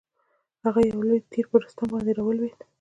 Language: Pashto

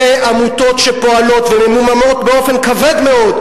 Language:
Hebrew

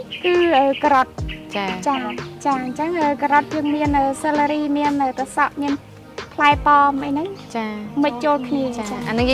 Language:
Thai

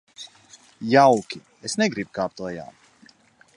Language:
Latvian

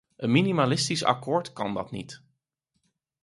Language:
Dutch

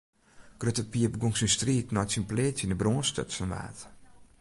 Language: Western Frisian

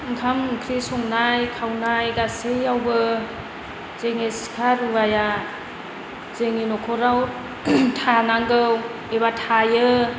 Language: Bodo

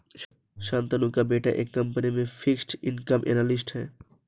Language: Hindi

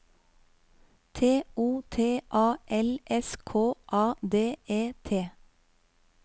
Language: Norwegian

